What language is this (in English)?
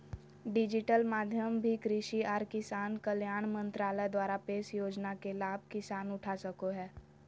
Magahi